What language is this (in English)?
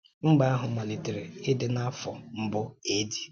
Igbo